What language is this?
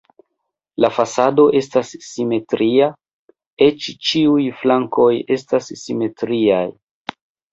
Esperanto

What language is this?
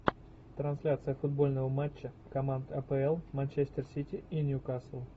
Russian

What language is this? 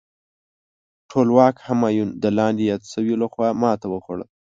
Pashto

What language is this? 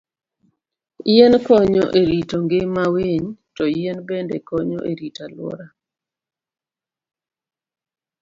Luo (Kenya and Tanzania)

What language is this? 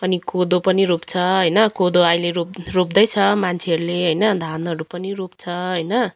Nepali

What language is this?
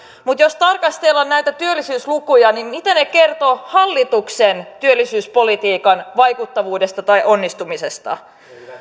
Finnish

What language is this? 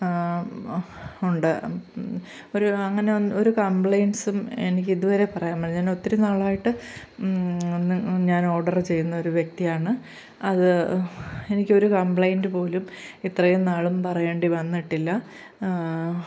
Malayalam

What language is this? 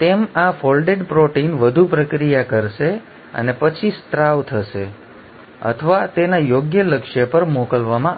Gujarati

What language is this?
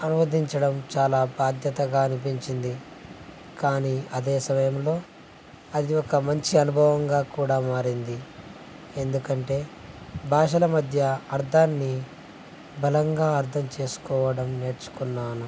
Telugu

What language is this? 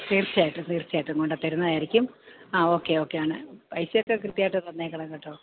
Malayalam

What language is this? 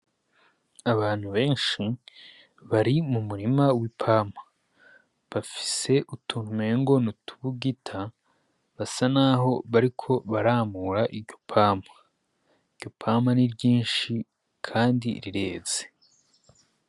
Rundi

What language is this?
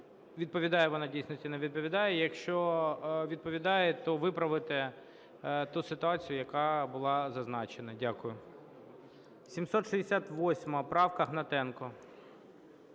Ukrainian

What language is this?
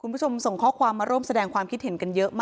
Thai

